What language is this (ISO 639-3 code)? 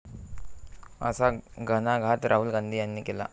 mar